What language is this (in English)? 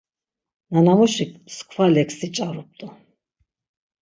Laz